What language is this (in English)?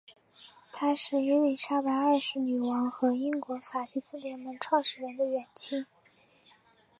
Chinese